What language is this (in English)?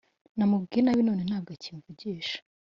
Kinyarwanda